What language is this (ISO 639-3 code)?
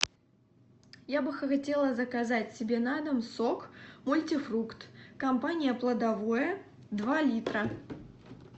rus